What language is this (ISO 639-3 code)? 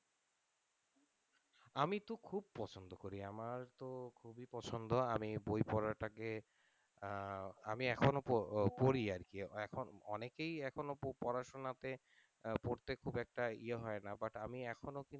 ben